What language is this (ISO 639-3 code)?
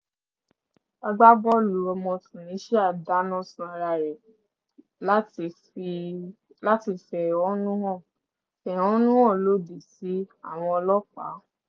yor